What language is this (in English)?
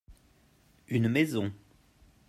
French